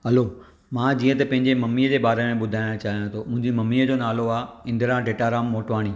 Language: Sindhi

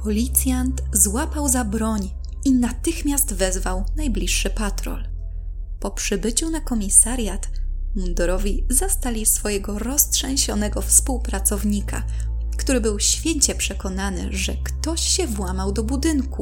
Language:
Polish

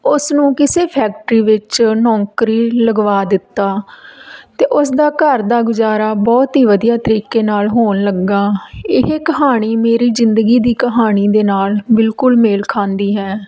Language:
Punjabi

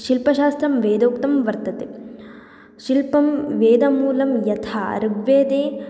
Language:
Sanskrit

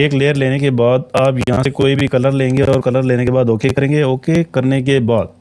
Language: Urdu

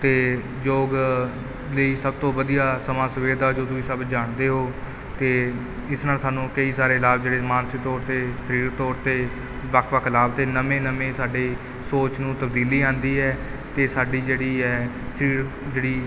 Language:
Punjabi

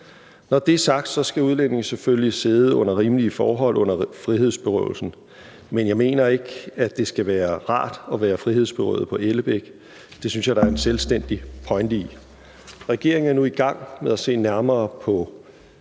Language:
Danish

